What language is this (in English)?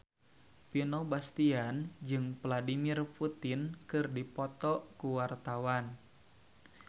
Sundanese